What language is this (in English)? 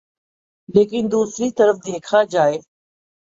Urdu